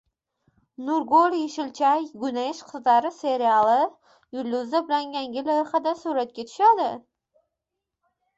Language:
Uzbek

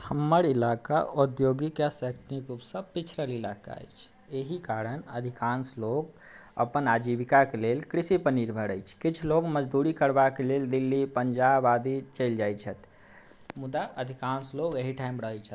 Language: Maithili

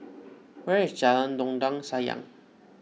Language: English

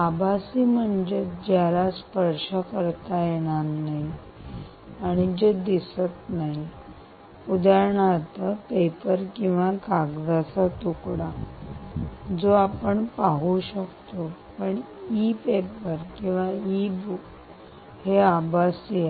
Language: Marathi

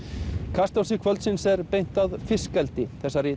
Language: Icelandic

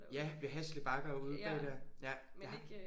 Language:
Danish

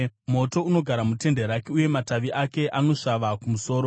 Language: Shona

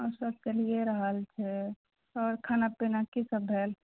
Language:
Maithili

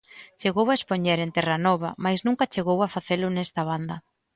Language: Galician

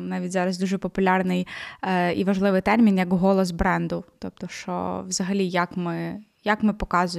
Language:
Ukrainian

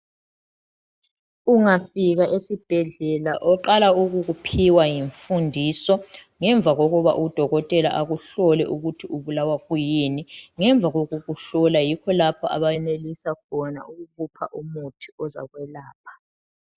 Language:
North Ndebele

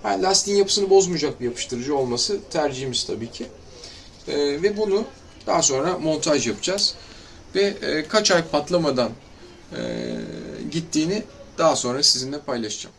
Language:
Turkish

